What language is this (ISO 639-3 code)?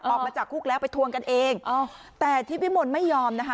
tha